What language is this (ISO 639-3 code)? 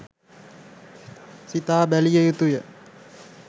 sin